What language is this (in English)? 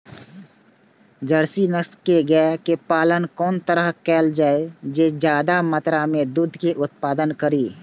Maithili